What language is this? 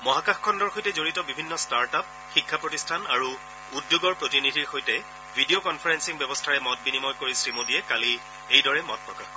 Assamese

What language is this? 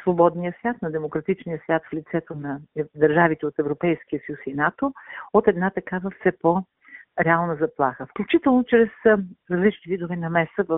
Bulgarian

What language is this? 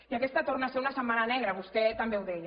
Catalan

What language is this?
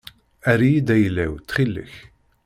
Kabyle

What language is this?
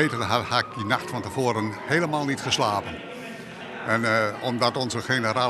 Dutch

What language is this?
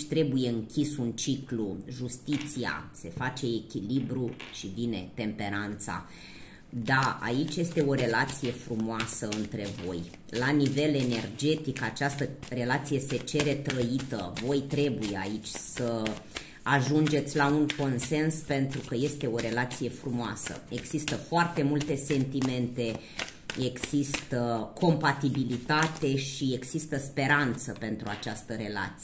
Romanian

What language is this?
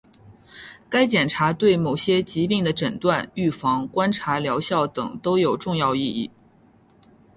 Chinese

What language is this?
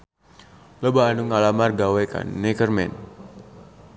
Sundanese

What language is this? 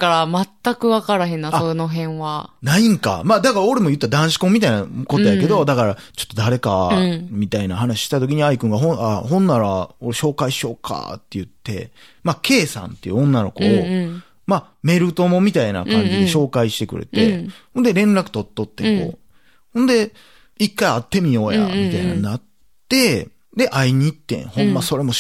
Japanese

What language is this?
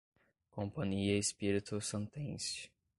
Portuguese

